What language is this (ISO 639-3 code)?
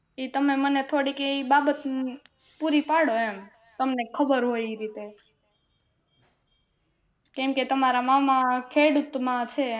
guj